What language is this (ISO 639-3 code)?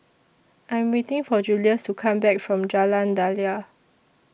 eng